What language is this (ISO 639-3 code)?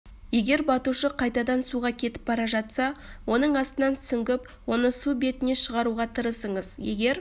kaz